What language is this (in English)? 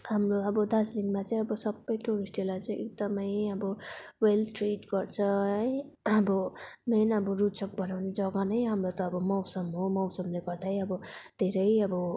Nepali